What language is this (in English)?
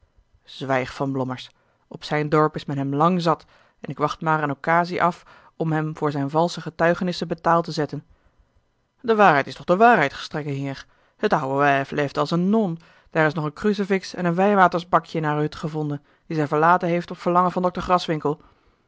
Dutch